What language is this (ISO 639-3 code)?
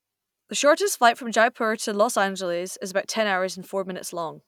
eng